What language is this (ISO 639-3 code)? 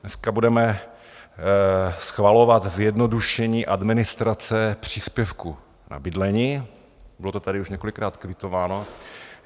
ces